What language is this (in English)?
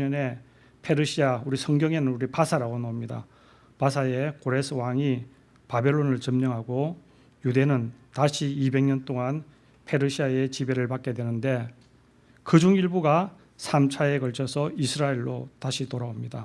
Korean